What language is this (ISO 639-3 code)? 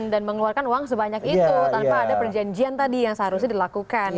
ind